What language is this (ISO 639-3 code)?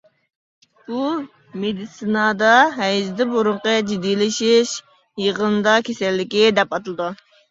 uig